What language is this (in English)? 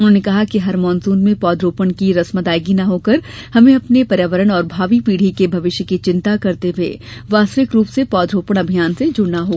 Hindi